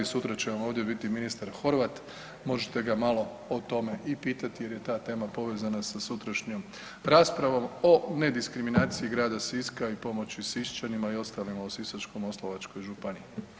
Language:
Croatian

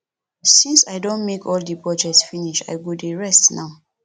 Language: Nigerian Pidgin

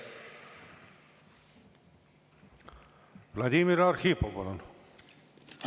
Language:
Estonian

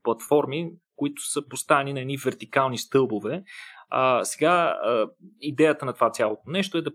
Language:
Bulgarian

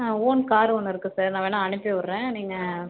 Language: Tamil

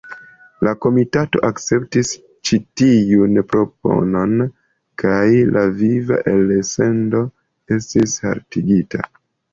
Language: Esperanto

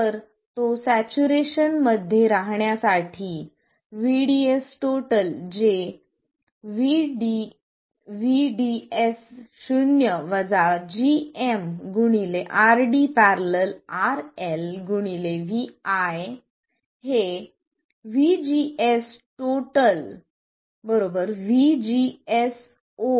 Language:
Marathi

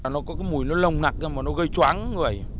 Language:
Vietnamese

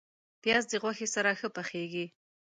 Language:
Pashto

